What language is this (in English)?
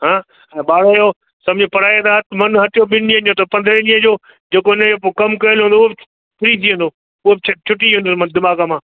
Sindhi